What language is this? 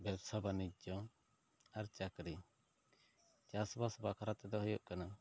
Santali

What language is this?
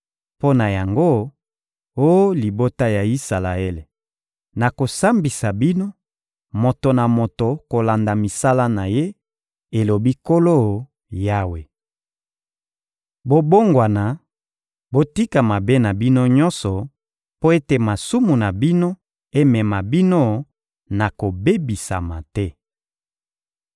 Lingala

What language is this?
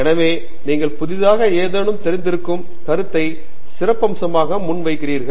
Tamil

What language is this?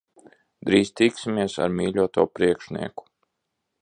Latvian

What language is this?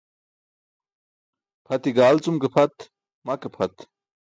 Burushaski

